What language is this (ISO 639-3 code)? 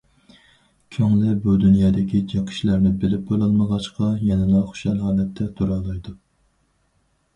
uig